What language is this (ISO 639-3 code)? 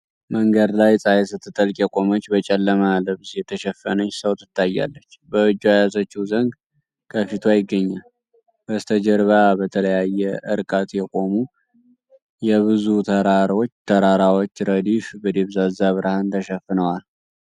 amh